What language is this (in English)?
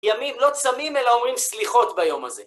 Hebrew